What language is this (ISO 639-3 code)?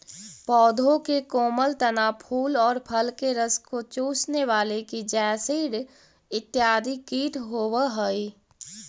mag